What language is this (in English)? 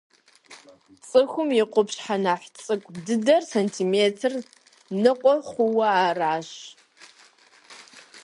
Kabardian